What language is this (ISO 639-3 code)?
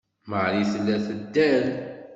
kab